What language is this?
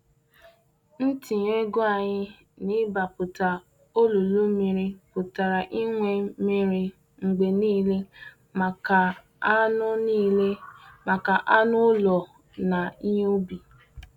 Igbo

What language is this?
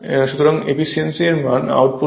Bangla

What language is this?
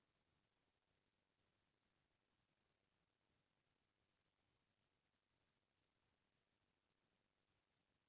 Chhattisgarhi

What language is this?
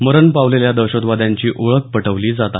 Marathi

